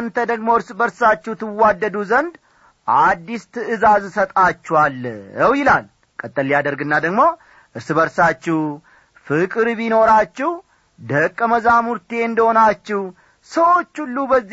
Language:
Amharic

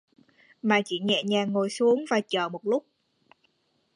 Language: Vietnamese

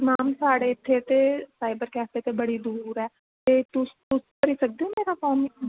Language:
Dogri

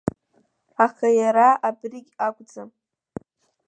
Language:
Abkhazian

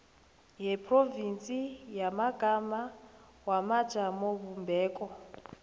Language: South Ndebele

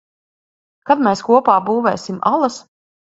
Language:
Latvian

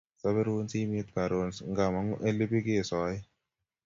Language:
Kalenjin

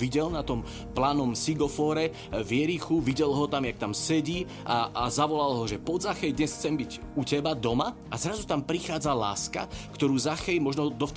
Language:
Slovak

